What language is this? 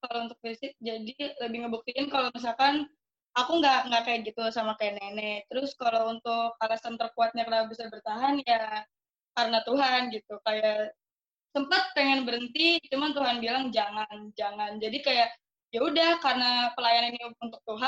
Indonesian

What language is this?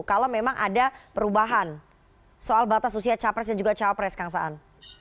Indonesian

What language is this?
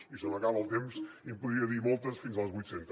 Catalan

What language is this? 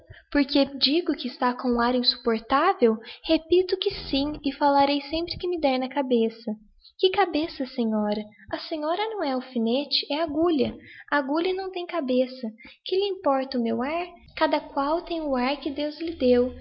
Portuguese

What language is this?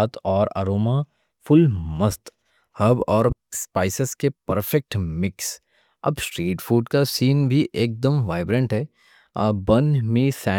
Deccan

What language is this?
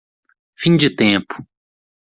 Portuguese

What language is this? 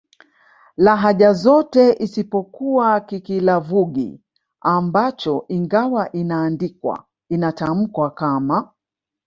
Swahili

